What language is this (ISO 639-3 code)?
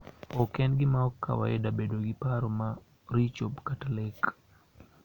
luo